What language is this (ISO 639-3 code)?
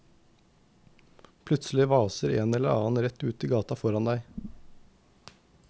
nor